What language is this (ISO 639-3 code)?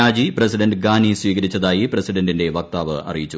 mal